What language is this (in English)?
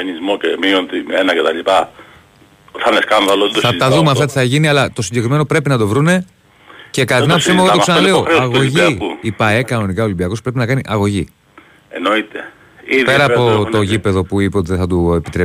Greek